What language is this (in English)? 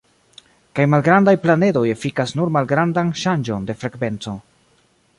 Esperanto